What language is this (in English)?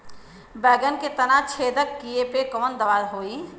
Bhojpuri